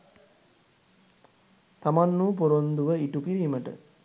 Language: Sinhala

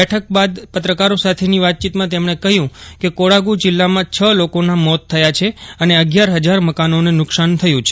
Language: Gujarati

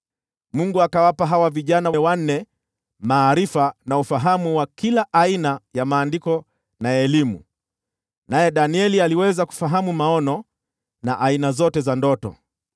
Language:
Swahili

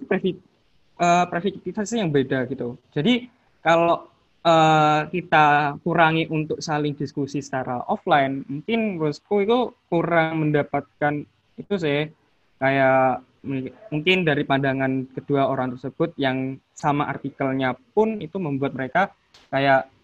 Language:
Indonesian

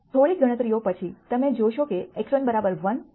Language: Gujarati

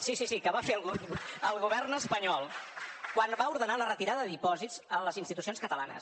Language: Catalan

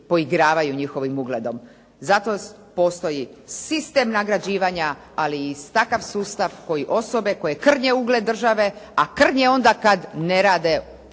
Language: Croatian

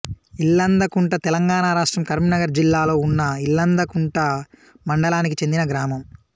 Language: Telugu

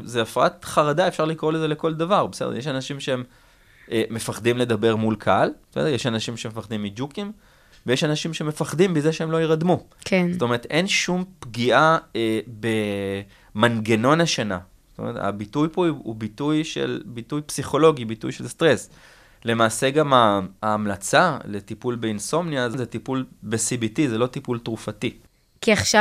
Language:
Hebrew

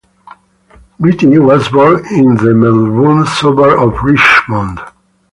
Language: English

